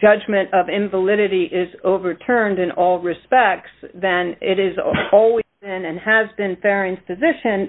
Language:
English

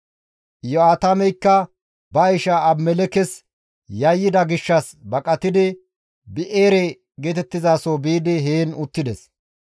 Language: Gamo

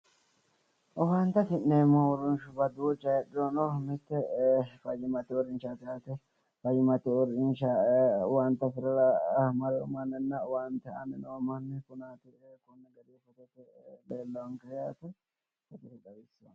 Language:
Sidamo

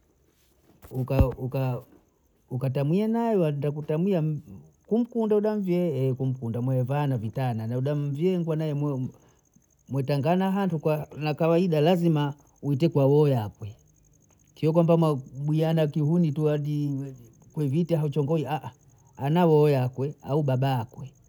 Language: Bondei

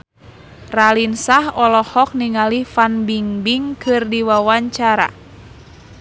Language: Sundanese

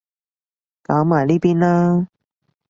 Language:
Cantonese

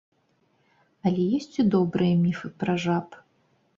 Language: Belarusian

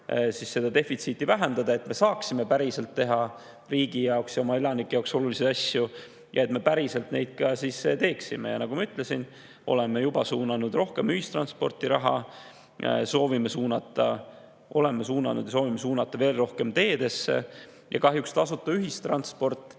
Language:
Estonian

